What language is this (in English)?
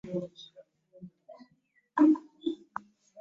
Ganda